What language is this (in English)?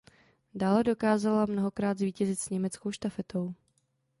Czech